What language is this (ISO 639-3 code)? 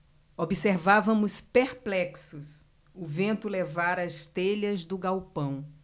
por